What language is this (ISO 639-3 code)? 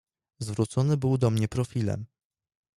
pol